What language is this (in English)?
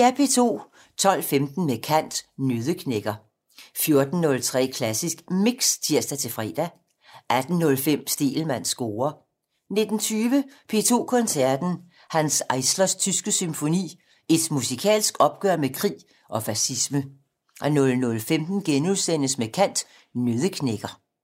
Danish